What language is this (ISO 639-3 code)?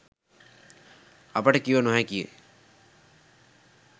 sin